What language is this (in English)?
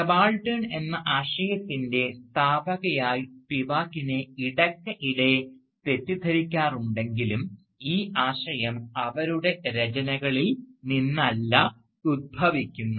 Malayalam